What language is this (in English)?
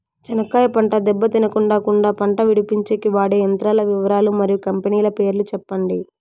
Telugu